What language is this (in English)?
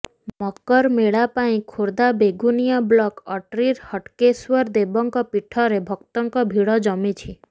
Odia